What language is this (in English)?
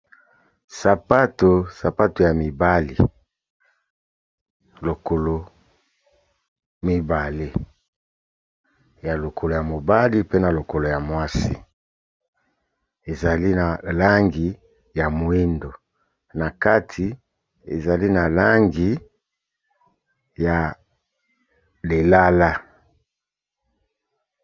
Lingala